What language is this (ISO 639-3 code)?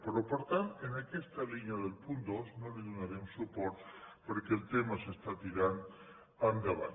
cat